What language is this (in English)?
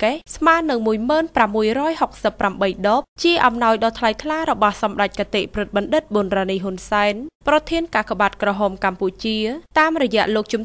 Vietnamese